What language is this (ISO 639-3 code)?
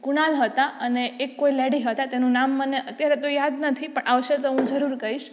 guj